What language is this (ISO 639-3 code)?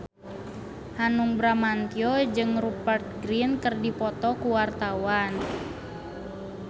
sun